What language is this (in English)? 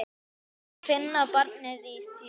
Icelandic